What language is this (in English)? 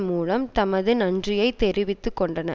Tamil